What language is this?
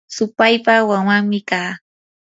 Yanahuanca Pasco Quechua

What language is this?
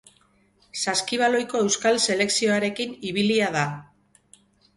Basque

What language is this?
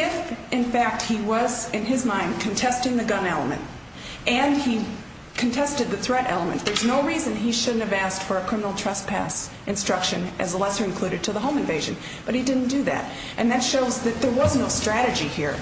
English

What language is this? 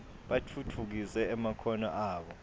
Swati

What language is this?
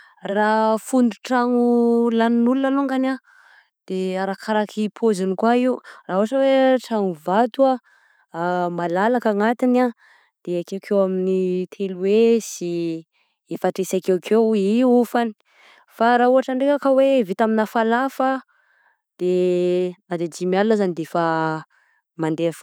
Southern Betsimisaraka Malagasy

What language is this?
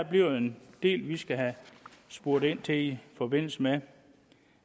Danish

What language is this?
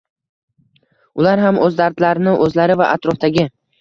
Uzbek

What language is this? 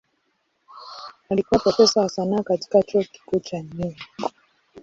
Swahili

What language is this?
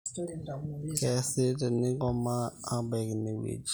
Masai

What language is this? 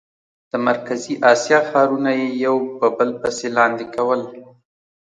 Pashto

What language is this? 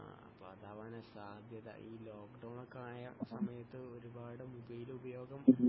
Malayalam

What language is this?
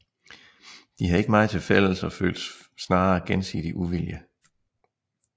Danish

